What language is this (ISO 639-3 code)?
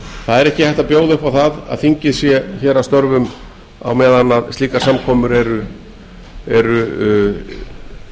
isl